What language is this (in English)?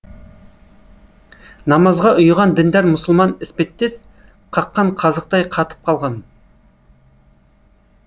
Kazakh